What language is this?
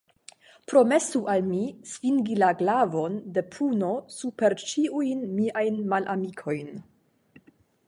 Esperanto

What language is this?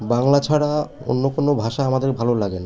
Bangla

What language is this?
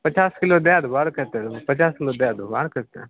Maithili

